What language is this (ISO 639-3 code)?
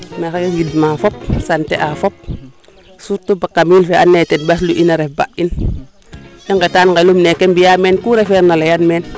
srr